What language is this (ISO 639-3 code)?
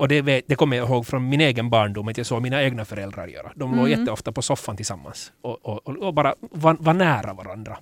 swe